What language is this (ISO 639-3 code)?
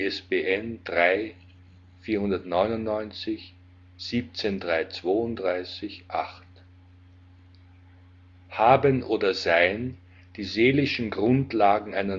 deu